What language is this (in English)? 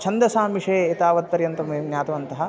Sanskrit